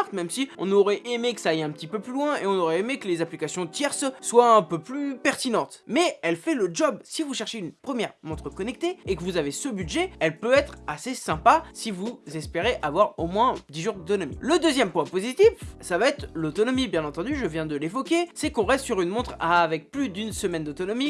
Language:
French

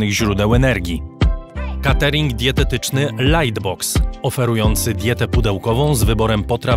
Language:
Polish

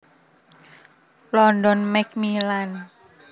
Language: Javanese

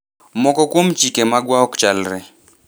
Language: Luo (Kenya and Tanzania)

